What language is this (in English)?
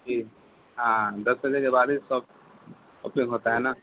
Urdu